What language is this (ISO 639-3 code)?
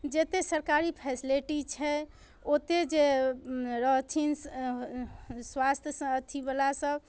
mai